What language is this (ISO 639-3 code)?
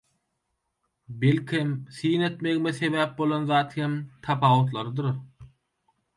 tuk